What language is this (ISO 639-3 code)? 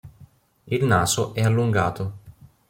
ita